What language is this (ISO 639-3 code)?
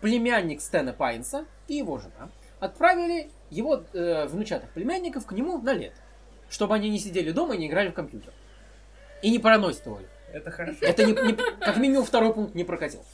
rus